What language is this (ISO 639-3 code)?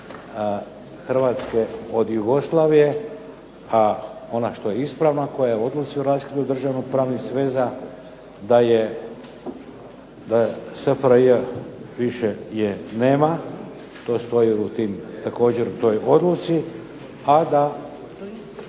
hrv